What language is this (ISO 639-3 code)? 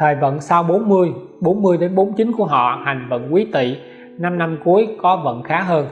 vie